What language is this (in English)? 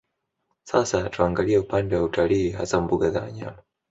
Swahili